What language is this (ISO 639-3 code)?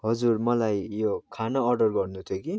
nep